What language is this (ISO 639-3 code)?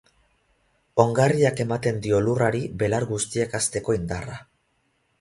eus